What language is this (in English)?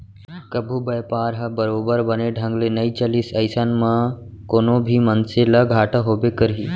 Chhattisgarhi